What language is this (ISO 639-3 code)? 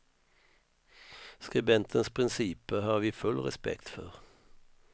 swe